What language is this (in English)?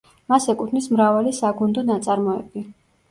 Georgian